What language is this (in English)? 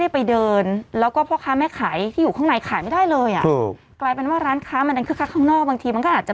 Thai